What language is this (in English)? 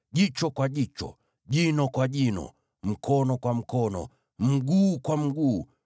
Swahili